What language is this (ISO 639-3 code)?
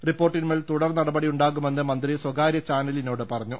mal